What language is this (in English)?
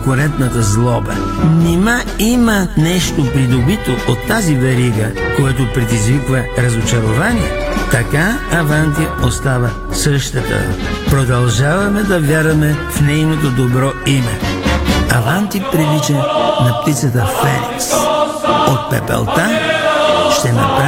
Bulgarian